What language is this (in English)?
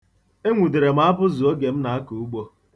Igbo